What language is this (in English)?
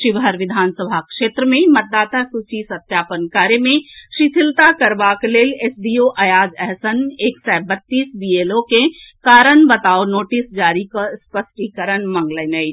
Maithili